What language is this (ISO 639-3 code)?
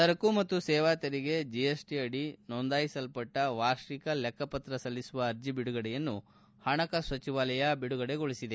kan